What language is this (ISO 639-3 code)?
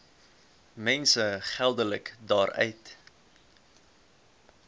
afr